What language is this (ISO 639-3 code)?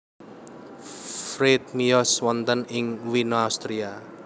jav